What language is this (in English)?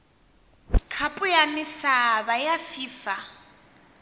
Tsonga